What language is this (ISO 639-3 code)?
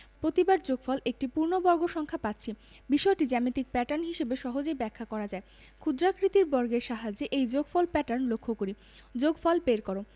ben